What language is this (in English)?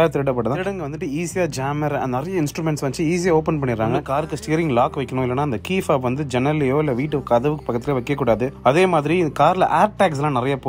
Turkish